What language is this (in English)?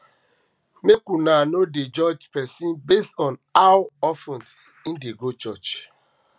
Nigerian Pidgin